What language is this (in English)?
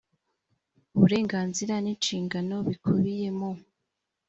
Kinyarwanda